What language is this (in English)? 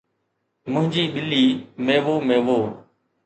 Sindhi